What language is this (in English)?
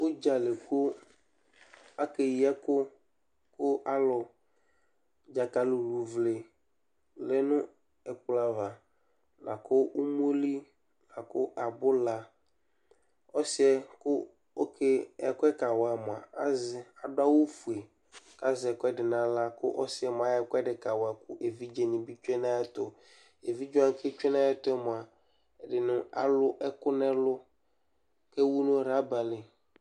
Ikposo